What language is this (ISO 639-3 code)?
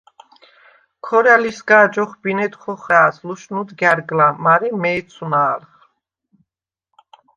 sva